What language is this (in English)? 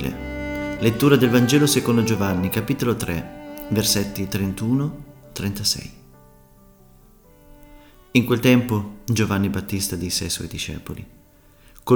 Italian